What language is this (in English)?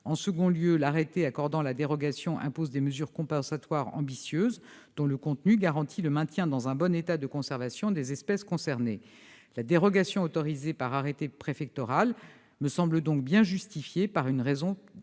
French